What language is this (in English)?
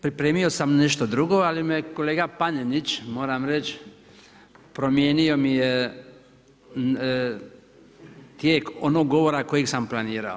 Croatian